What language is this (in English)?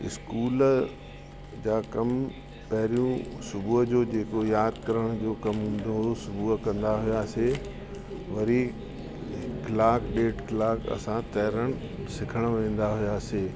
Sindhi